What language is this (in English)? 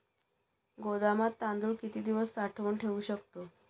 Marathi